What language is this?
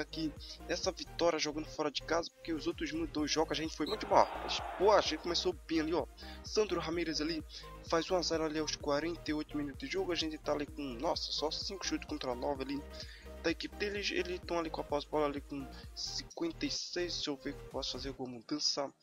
Portuguese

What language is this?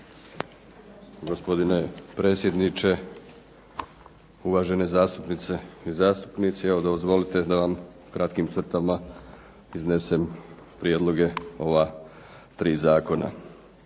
Croatian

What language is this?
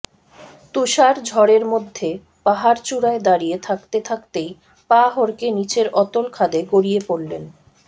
Bangla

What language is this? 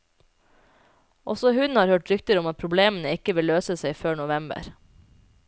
Norwegian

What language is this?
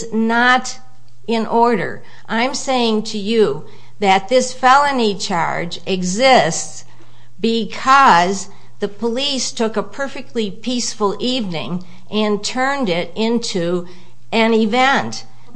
English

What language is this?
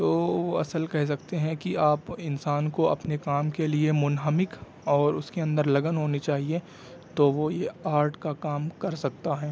Urdu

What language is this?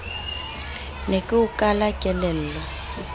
Southern Sotho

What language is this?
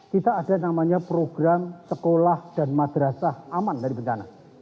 Indonesian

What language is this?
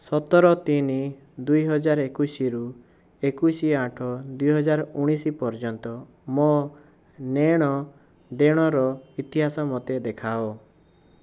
Odia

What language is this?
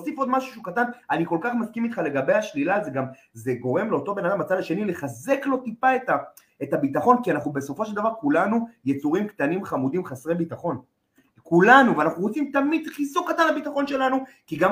Hebrew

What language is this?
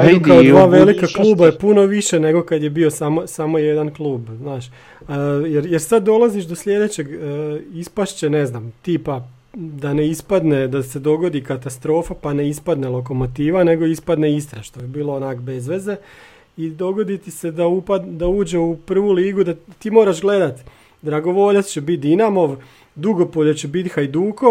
Croatian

